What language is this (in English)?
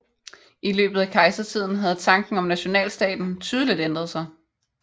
Danish